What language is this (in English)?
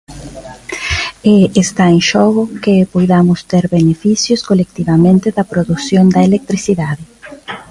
Galician